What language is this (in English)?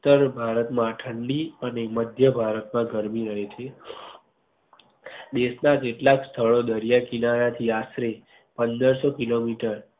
Gujarati